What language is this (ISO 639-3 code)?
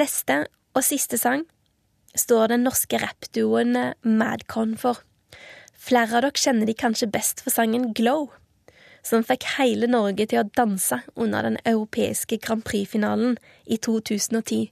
swe